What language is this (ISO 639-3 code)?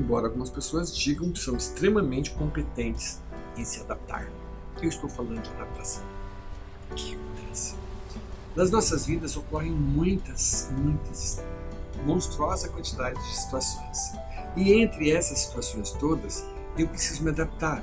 por